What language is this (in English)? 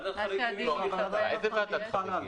Hebrew